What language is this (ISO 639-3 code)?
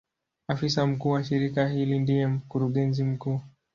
swa